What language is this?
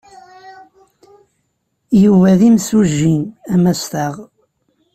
Kabyle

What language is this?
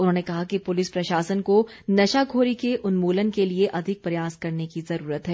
Hindi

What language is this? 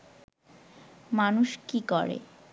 Bangla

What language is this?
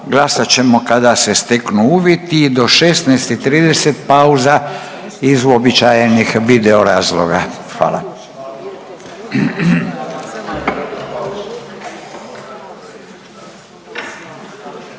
Croatian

